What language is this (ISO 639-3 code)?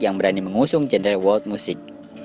ind